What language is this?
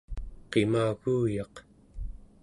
Central Yupik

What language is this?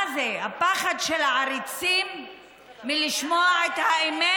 Hebrew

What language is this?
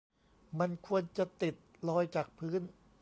Thai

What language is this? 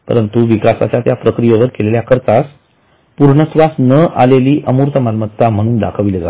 Marathi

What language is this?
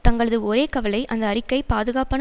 Tamil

